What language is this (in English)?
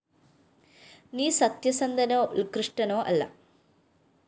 Malayalam